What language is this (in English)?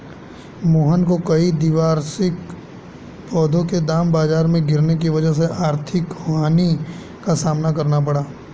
Hindi